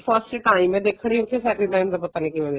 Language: Punjabi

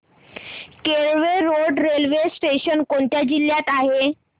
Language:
Marathi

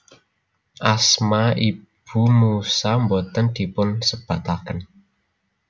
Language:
Javanese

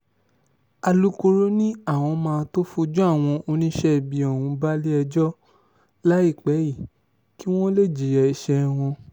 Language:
Yoruba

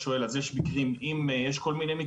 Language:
Hebrew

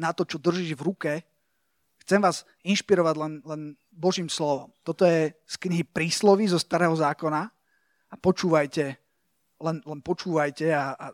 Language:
Slovak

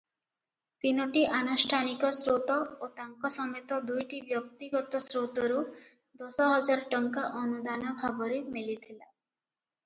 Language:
Odia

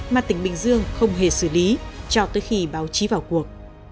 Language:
Vietnamese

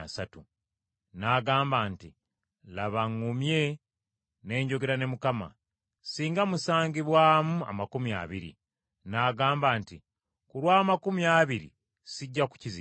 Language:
Ganda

